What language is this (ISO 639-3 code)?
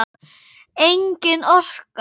isl